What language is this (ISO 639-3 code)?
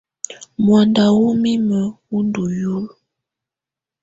tvu